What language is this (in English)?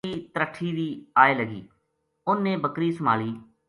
Gujari